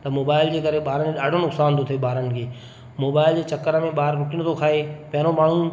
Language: Sindhi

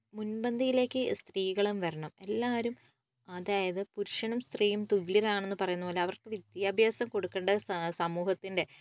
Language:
Malayalam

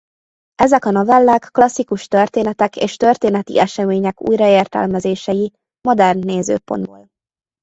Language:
Hungarian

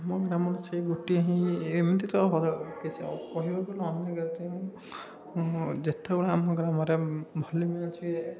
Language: Odia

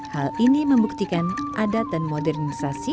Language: Indonesian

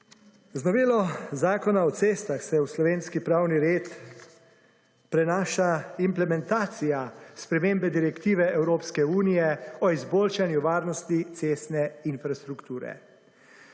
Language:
Slovenian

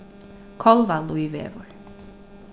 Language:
Faroese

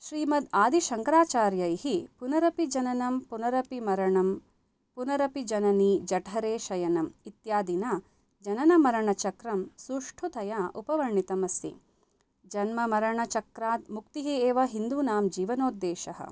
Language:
Sanskrit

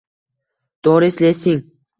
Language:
Uzbek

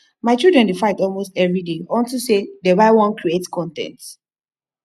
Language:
Nigerian Pidgin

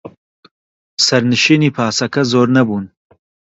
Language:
Central Kurdish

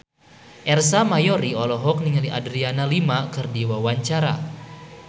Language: Sundanese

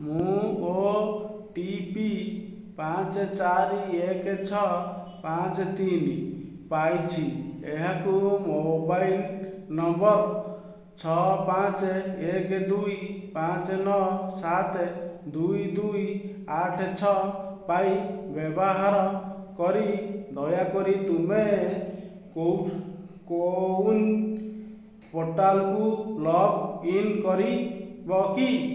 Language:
Odia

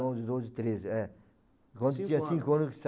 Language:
Portuguese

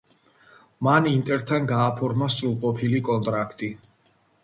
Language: Georgian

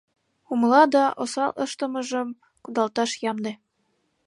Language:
Mari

